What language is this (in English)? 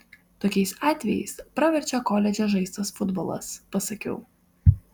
Lithuanian